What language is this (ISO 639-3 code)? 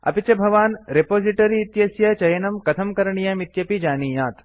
san